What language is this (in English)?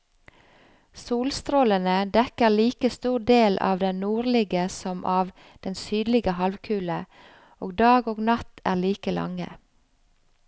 Norwegian